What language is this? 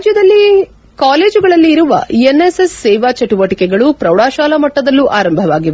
Kannada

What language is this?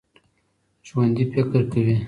Pashto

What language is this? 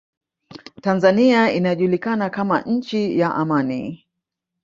Swahili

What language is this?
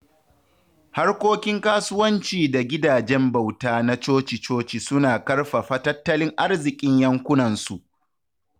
Hausa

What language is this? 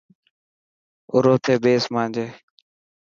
Dhatki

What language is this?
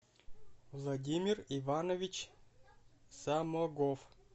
Russian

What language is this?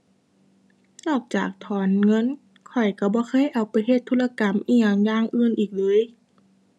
Thai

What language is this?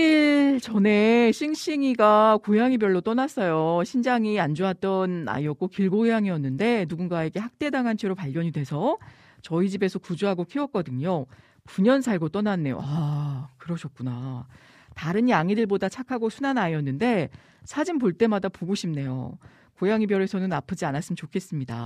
Korean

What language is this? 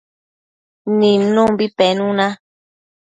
Matsés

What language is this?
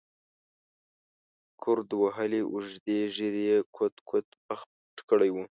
Pashto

